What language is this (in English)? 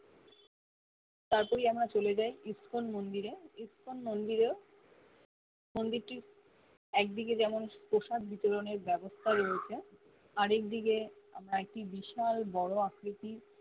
Bangla